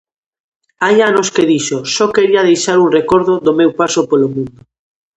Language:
Galician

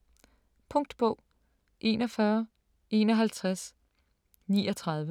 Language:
Danish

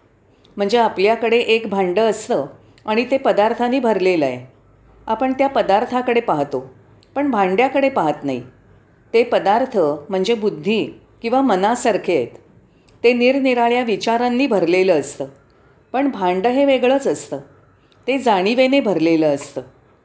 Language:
Marathi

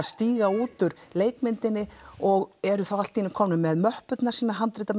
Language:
Icelandic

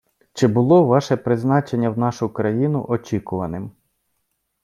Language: Ukrainian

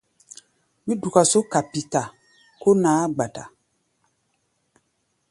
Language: Gbaya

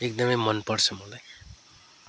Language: Nepali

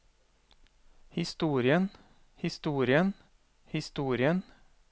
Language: Norwegian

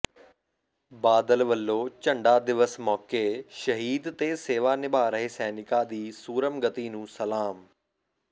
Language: Punjabi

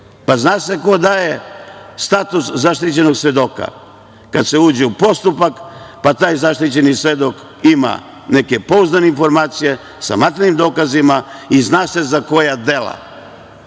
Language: Serbian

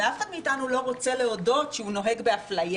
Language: Hebrew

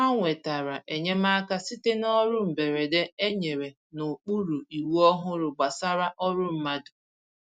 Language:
Igbo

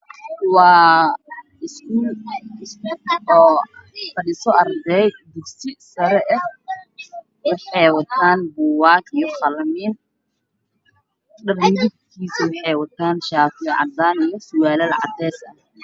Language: Somali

